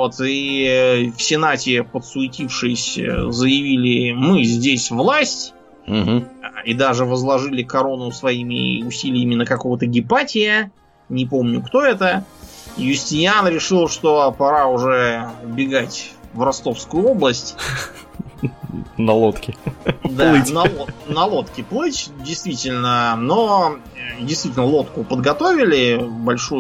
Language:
Russian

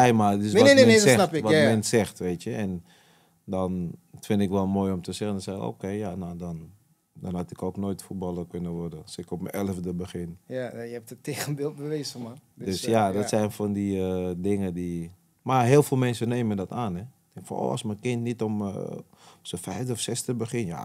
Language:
Dutch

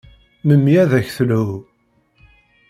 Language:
Kabyle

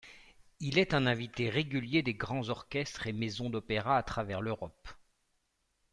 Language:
French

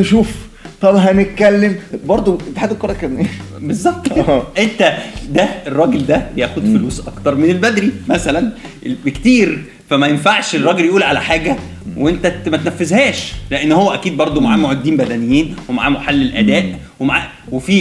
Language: Arabic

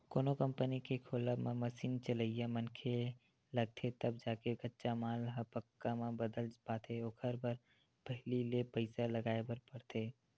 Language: Chhattisgarhi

